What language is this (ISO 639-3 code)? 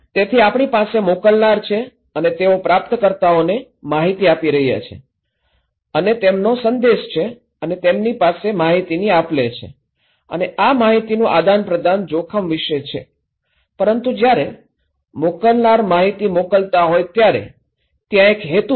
guj